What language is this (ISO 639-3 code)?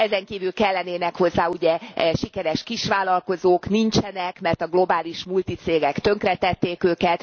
hun